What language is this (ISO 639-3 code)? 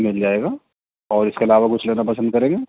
urd